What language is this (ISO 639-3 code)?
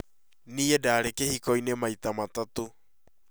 kik